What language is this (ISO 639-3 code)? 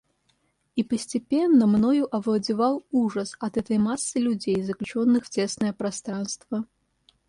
rus